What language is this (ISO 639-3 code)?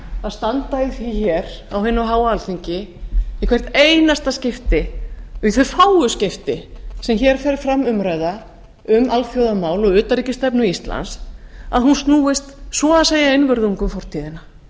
isl